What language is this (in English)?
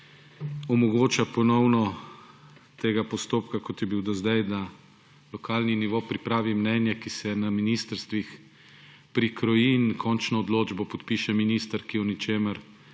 Slovenian